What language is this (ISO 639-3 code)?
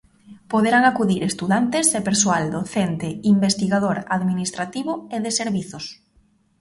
glg